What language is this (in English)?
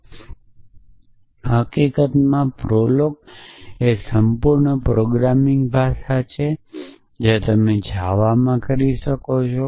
Gujarati